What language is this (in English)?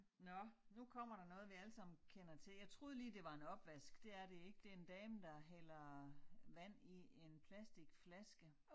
Danish